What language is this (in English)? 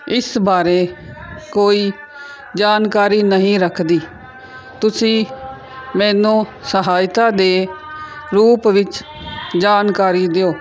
Punjabi